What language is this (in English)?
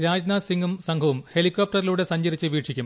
Malayalam